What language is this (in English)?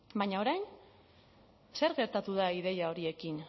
Basque